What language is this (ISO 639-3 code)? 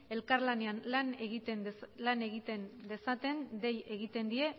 eus